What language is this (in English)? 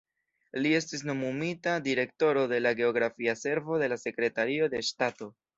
Esperanto